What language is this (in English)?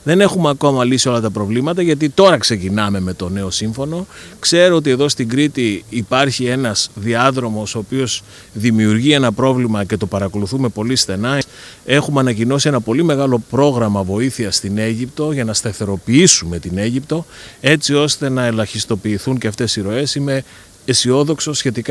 Greek